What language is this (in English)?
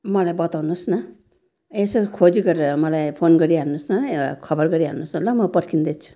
Nepali